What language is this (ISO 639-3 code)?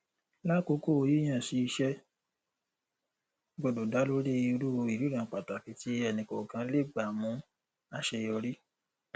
yor